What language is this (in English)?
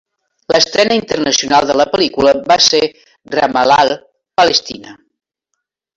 Catalan